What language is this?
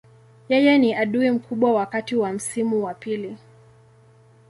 Swahili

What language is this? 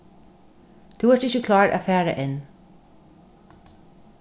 Faroese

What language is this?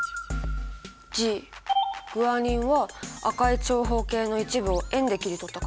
Japanese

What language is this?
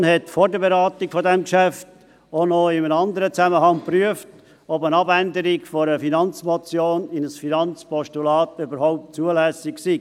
Swiss German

